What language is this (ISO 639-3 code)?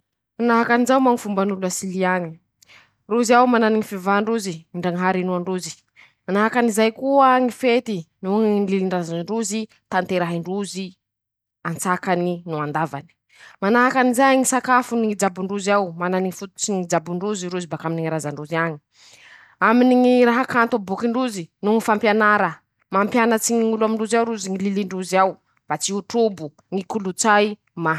msh